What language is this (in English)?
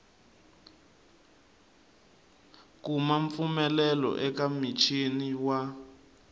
Tsonga